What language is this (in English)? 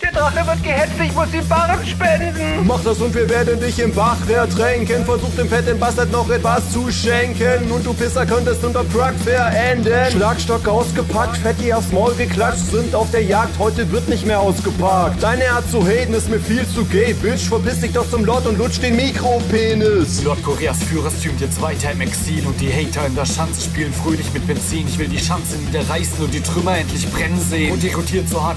German